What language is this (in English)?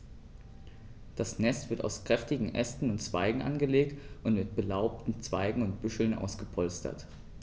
German